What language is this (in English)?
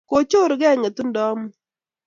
Kalenjin